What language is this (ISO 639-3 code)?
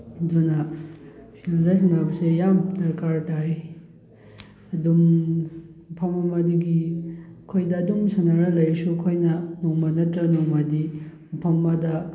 mni